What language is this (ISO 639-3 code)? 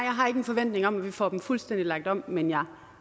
dan